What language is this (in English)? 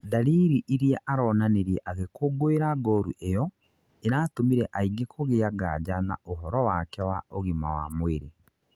Kikuyu